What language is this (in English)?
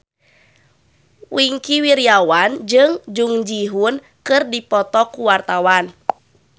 Sundanese